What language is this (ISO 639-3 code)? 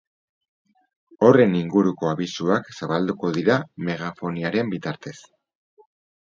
eus